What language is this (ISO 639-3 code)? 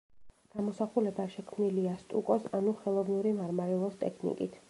kat